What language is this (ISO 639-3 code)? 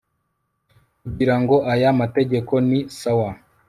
kin